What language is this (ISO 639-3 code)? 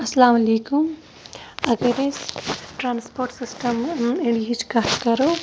kas